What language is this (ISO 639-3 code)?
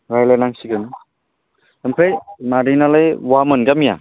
brx